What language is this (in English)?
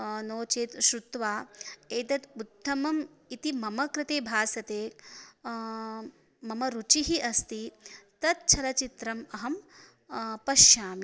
Sanskrit